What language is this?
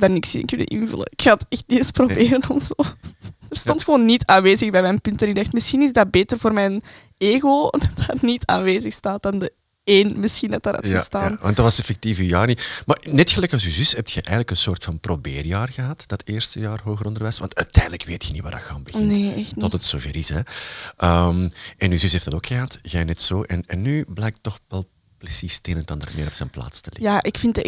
Dutch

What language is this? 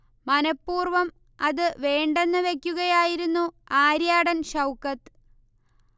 Malayalam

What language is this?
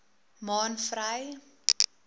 Afrikaans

